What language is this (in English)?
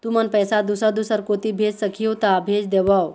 Chhattisgarhi